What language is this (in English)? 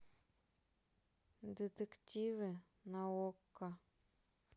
Russian